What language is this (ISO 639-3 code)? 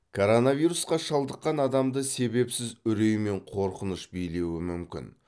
kaz